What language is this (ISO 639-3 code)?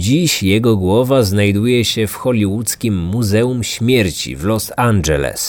pol